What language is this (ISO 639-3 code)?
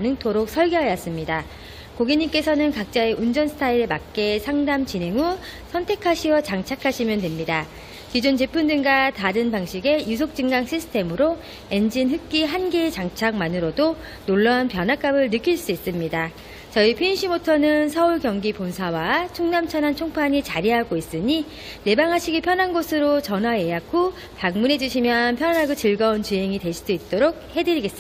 kor